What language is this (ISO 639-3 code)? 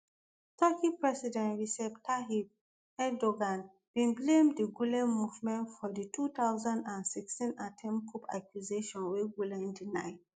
pcm